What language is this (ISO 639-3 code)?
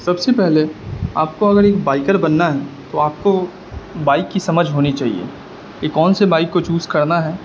urd